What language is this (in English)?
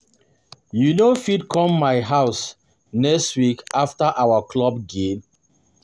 Nigerian Pidgin